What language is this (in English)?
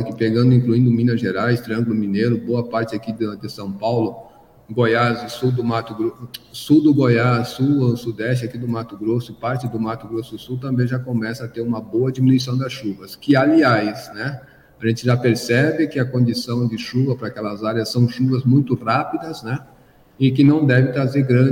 Portuguese